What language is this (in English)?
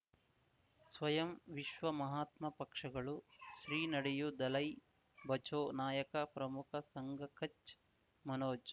Kannada